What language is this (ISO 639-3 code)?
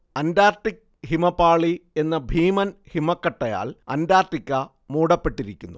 mal